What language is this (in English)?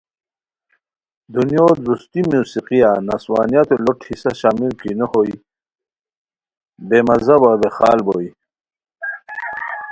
Khowar